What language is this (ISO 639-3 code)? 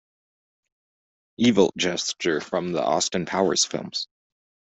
eng